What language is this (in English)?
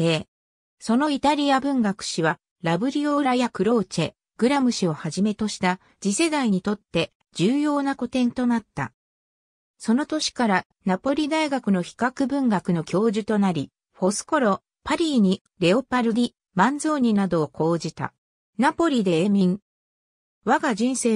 Japanese